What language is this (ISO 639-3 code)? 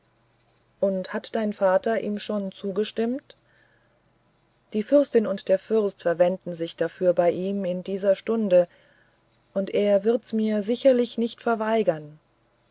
deu